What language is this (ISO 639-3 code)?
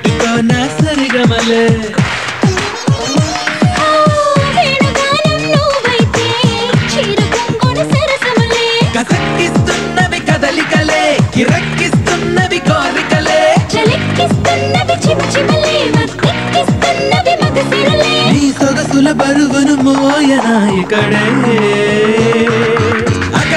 ara